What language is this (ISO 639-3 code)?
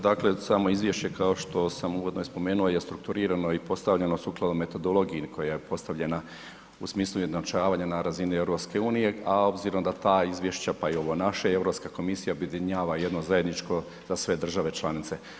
hrv